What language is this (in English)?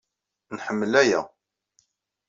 Kabyle